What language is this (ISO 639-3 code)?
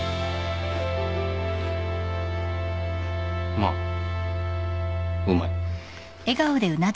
jpn